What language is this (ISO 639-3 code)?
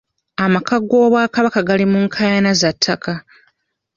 lug